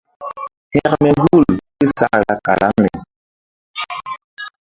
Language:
Mbum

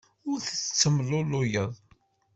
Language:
Kabyle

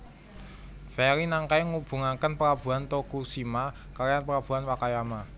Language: Javanese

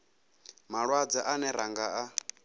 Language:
Venda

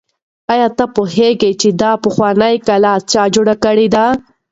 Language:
Pashto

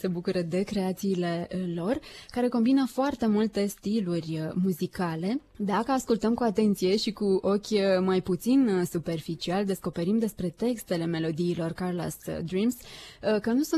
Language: Romanian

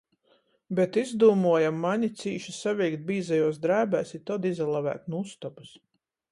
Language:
Latgalian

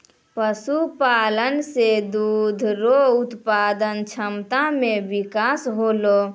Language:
Maithili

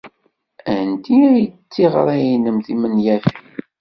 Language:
Kabyle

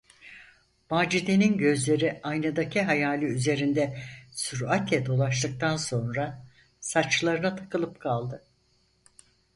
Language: Turkish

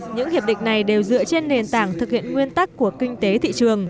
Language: Vietnamese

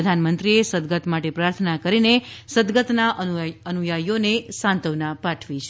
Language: Gujarati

